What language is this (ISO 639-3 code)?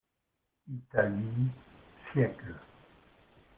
fra